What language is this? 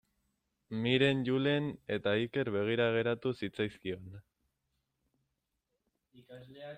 Basque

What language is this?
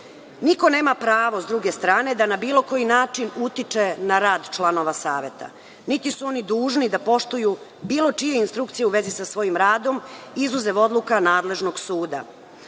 Serbian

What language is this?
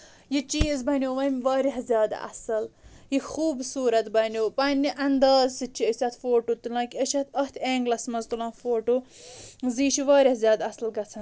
Kashmiri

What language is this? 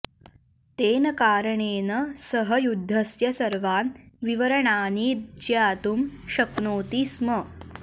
Sanskrit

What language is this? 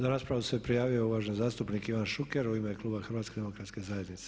Croatian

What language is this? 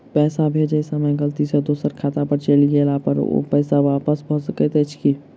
Maithili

